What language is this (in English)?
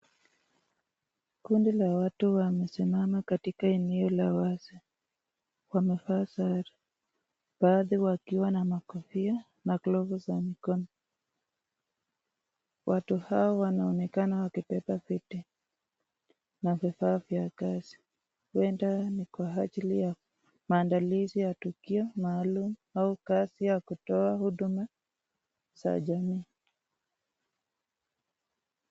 Swahili